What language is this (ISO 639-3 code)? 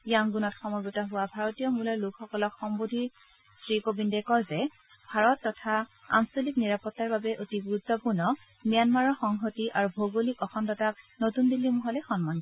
asm